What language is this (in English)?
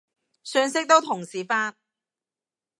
Cantonese